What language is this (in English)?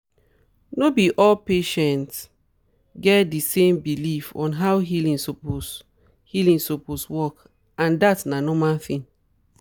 Nigerian Pidgin